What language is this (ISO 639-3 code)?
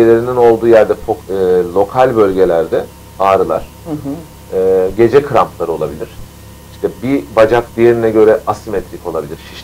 tur